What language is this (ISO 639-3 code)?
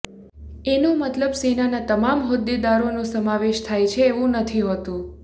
guj